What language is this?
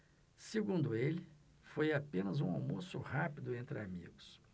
Portuguese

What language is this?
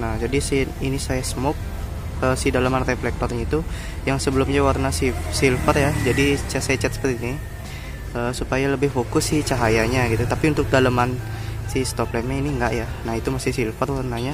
Indonesian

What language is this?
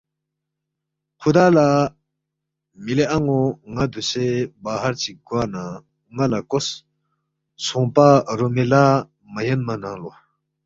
Balti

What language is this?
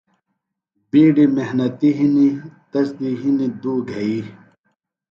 Phalura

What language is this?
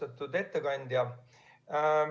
Estonian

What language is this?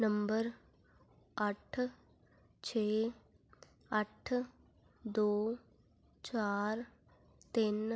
Punjabi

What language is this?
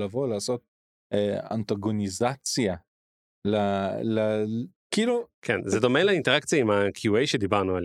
Hebrew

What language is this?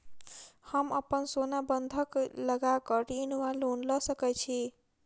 Maithili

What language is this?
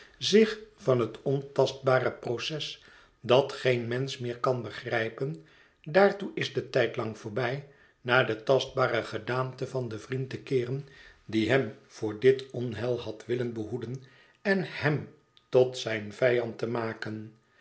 Dutch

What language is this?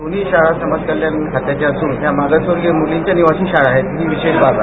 Marathi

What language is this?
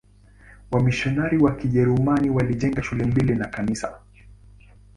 Swahili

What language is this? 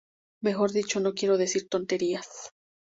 Spanish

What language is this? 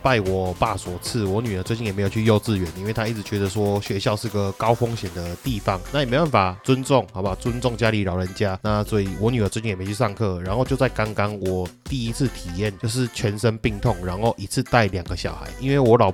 Chinese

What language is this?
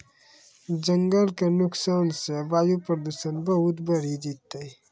Maithili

